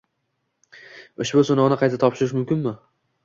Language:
Uzbek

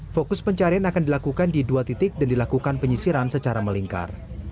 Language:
Indonesian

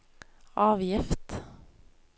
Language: Norwegian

